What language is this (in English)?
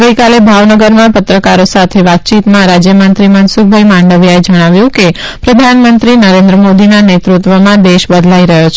Gujarati